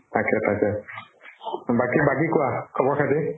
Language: Assamese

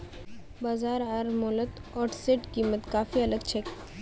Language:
Magahi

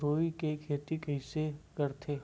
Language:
Chhattisgarhi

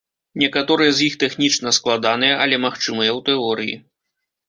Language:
Belarusian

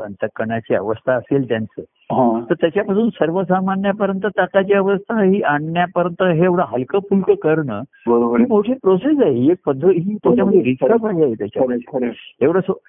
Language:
Marathi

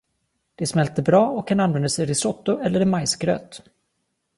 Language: Swedish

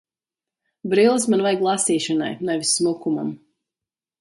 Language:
Latvian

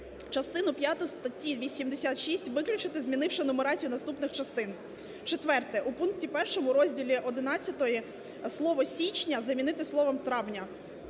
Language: Ukrainian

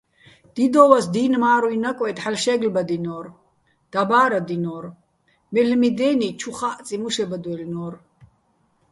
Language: Bats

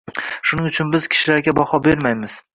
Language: Uzbek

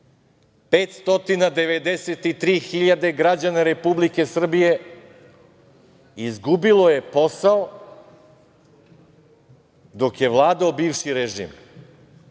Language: Serbian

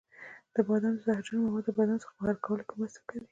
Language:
Pashto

